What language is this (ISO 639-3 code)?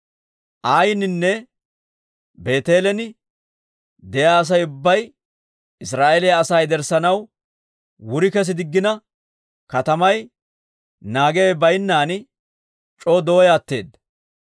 dwr